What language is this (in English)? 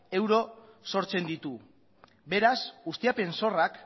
Basque